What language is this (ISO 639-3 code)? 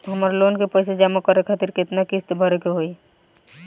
bho